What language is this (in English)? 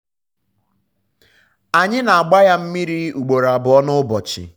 Igbo